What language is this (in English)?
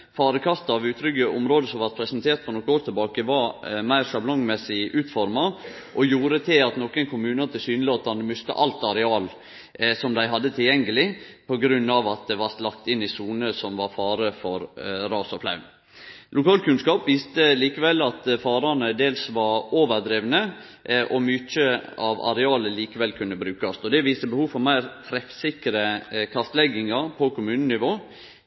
Norwegian Nynorsk